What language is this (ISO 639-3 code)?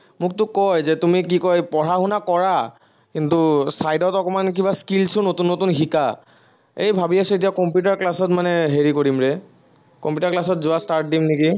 asm